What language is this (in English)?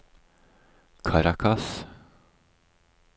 Norwegian